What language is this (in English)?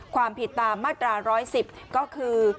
Thai